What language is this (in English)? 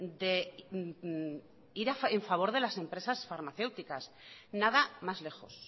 Spanish